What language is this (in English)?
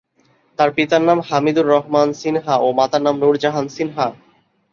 Bangla